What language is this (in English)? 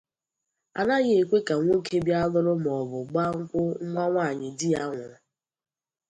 Igbo